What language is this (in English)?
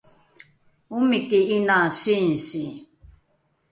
Rukai